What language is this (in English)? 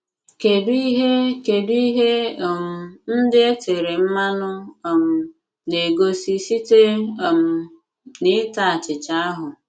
Igbo